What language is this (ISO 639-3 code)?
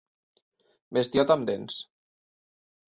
cat